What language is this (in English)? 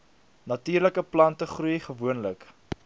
Afrikaans